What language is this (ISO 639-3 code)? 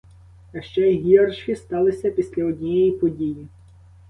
ukr